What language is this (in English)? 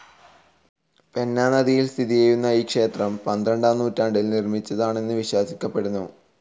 Malayalam